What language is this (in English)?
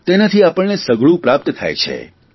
Gujarati